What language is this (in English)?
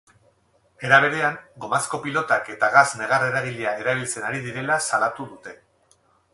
Basque